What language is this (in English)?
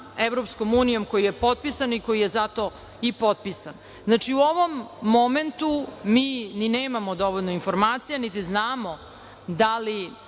Serbian